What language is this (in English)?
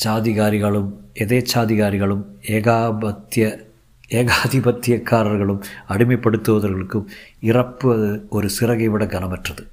Tamil